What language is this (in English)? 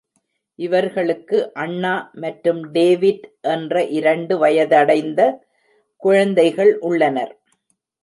Tamil